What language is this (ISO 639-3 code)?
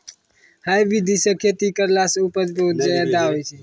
mai